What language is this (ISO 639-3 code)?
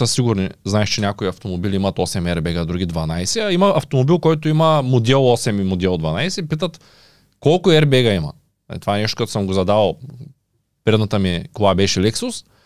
bul